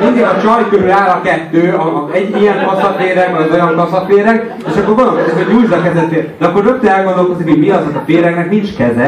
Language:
Hungarian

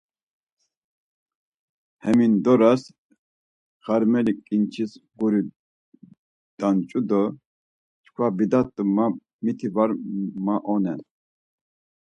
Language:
Laz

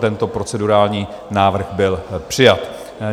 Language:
Czech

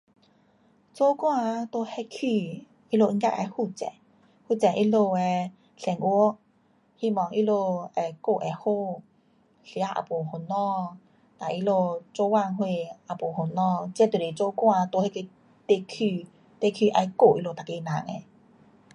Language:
Pu-Xian Chinese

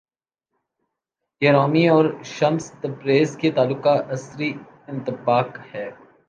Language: Urdu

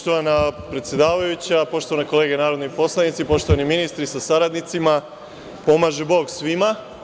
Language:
Serbian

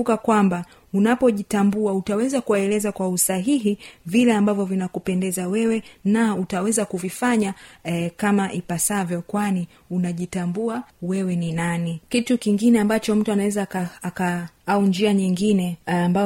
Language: Swahili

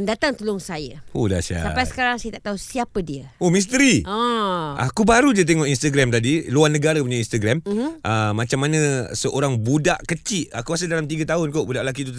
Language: Malay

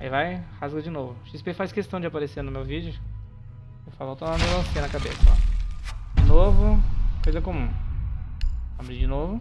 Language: Portuguese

